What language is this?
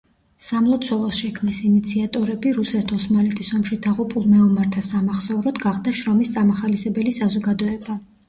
Georgian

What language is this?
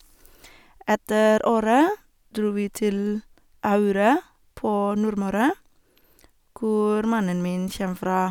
Norwegian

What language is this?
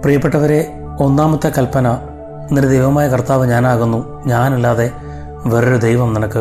Malayalam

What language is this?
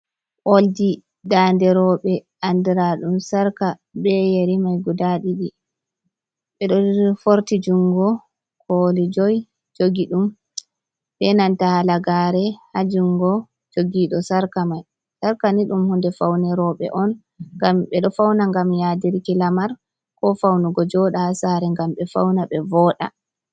Fula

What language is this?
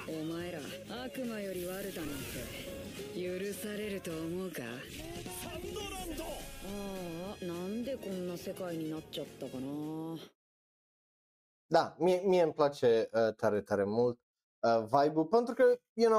Romanian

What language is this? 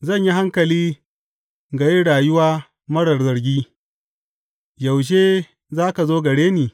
Hausa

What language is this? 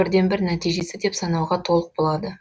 Kazakh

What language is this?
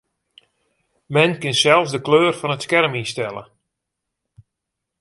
Western Frisian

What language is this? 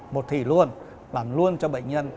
Vietnamese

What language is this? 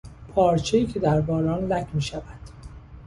Persian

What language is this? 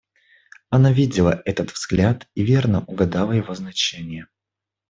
Russian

